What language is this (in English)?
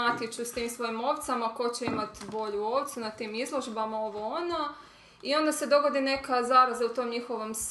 Croatian